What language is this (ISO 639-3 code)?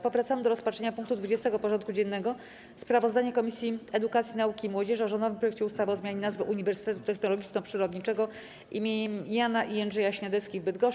pol